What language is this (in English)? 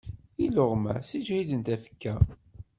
Kabyle